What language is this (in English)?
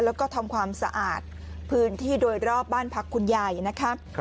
Thai